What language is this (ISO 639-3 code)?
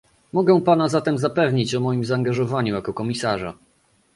pol